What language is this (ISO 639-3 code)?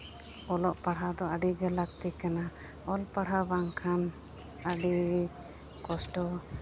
sat